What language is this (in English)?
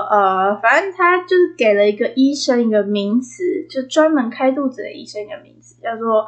Chinese